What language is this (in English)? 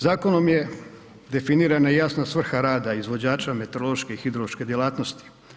Croatian